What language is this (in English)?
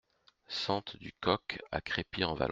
French